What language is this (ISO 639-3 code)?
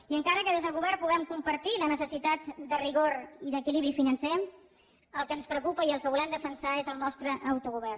cat